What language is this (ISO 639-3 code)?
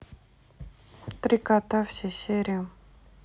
rus